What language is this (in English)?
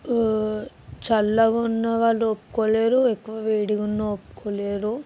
Telugu